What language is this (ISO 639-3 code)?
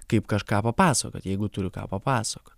lit